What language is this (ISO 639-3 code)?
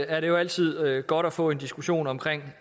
dan